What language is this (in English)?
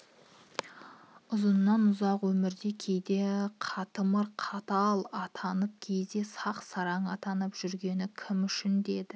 Kazakh